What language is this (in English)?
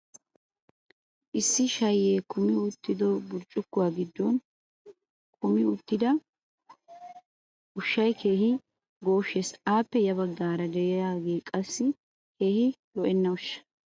Wolaytta